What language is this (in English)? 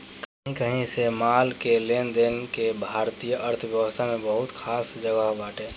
Bhojpuri